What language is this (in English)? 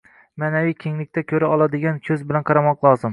Uzbek